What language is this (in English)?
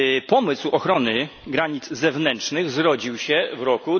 Polish